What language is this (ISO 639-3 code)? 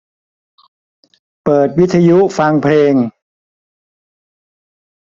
tha